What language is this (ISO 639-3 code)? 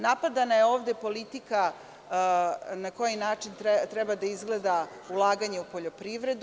srp